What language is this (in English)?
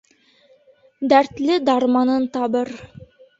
Bashkir